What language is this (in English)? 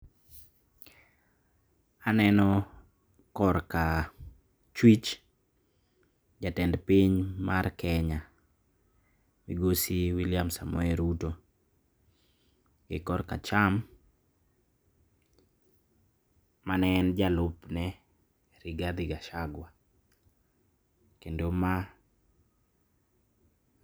Luo (Kenya and Tanzania)